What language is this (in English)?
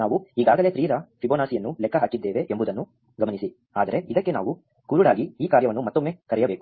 Kannada